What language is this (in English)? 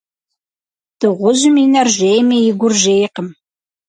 Kabardian